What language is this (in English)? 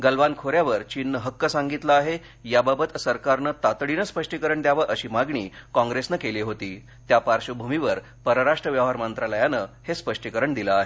Marathi